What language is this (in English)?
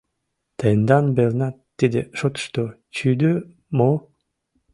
Mari